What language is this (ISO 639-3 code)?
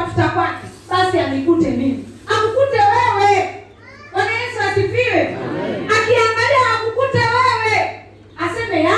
swa